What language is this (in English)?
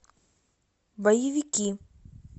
Russian